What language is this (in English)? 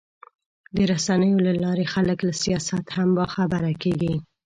Pashto